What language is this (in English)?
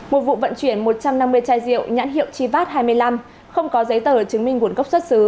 Vietnamese